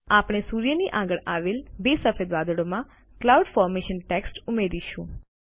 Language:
Gujarati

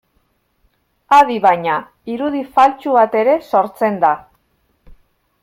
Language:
Basque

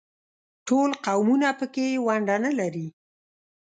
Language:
Pashto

